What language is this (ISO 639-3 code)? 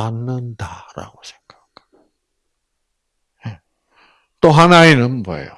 kor